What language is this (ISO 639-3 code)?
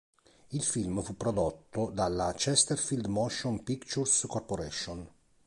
ita